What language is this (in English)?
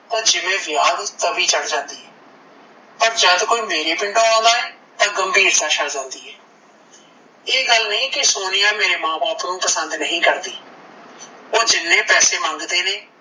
Punjabi